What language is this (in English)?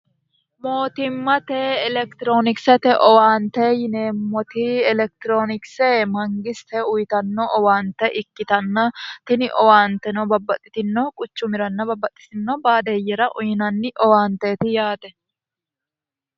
Sidamo